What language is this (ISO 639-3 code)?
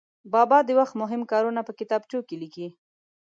pus